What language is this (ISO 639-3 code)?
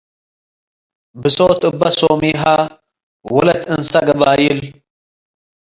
tig